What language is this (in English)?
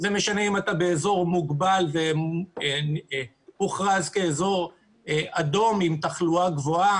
Hebrew